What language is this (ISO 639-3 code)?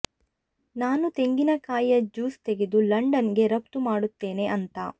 kan